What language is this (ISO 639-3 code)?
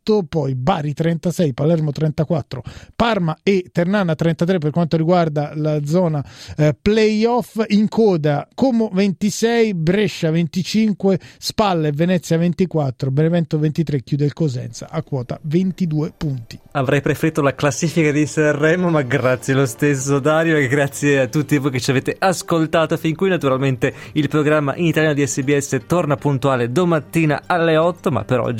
ita